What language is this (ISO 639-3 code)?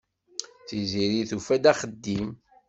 kab